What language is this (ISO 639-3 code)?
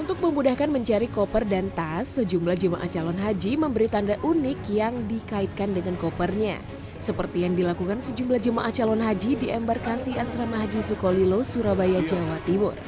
ind